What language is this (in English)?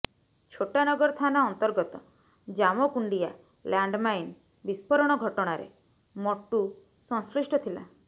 Odia